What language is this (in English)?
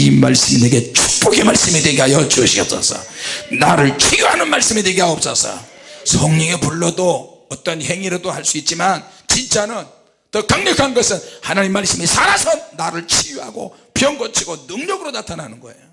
Korean